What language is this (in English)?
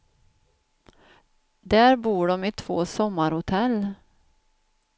Swedish